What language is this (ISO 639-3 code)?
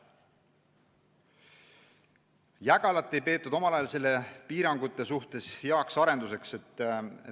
est